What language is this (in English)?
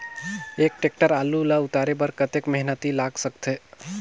Chhattisgarhi